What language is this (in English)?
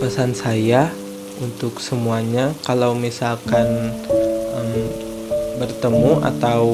Indonesian